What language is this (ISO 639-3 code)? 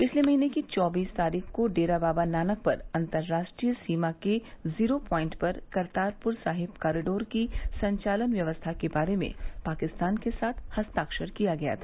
hin